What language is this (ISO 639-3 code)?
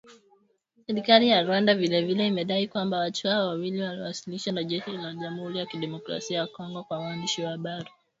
swa